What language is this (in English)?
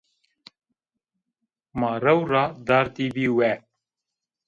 Zaza